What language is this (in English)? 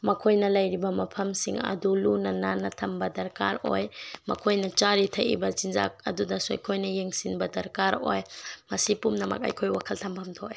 Manipuri